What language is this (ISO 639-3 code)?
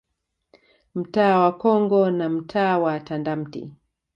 swa